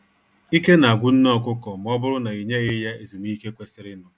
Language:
Igbo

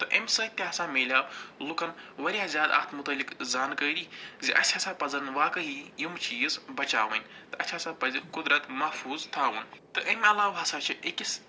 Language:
Kashmiri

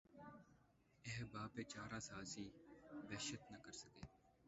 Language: Urdu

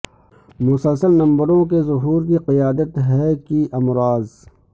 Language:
Urdu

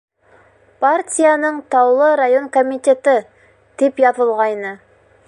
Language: Bashkir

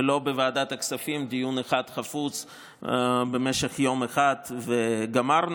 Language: Hebrew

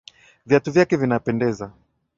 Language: Swahili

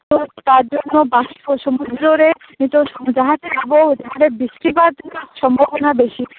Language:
Santali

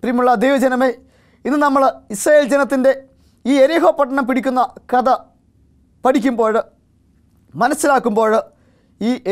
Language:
Turkish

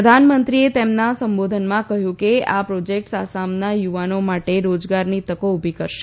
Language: Gujarati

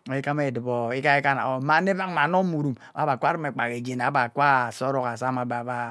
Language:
Ubaghara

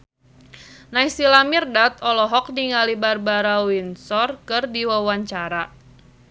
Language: Sundanese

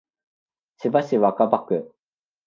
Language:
Japanese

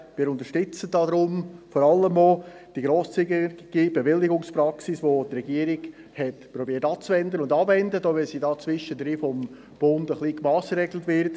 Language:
Swiss German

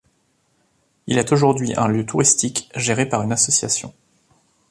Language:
French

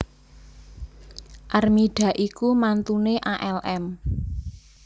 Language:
Javanese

